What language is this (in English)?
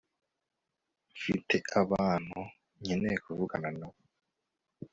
Kinyarwanda